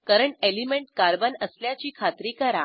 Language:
Marathi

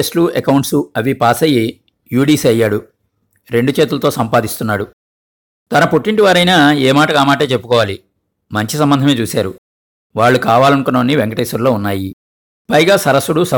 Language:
Telugu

